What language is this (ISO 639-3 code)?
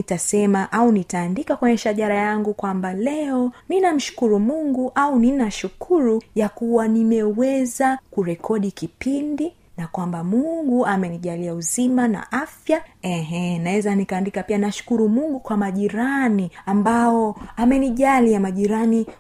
swa